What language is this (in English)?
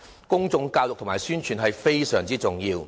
Cantonese